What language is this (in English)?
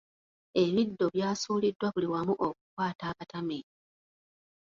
Ganda